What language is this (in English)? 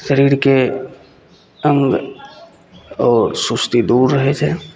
Maithili